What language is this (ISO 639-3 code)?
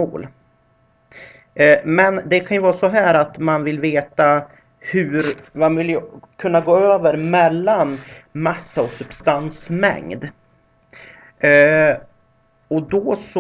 swe